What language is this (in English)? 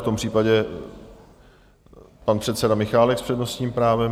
Czech